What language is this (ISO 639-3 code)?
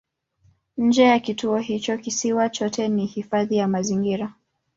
swa